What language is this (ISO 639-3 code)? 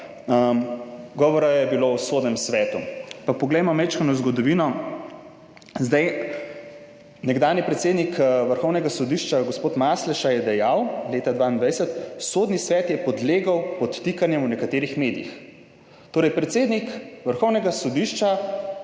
slv